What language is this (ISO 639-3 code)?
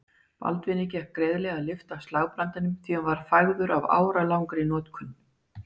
isl